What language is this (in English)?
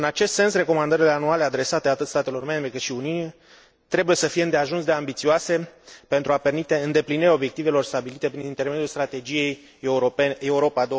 Romanian